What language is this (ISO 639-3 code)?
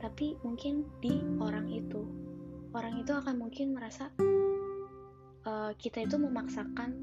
ind